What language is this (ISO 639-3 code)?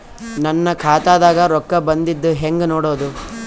kan